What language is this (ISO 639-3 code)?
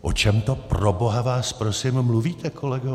ces